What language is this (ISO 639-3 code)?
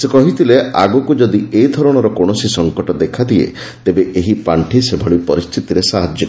ori